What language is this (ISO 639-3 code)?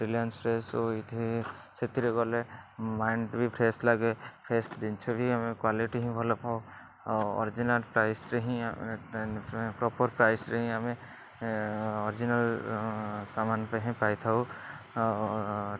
ori